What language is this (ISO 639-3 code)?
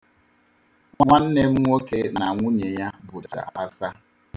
ibo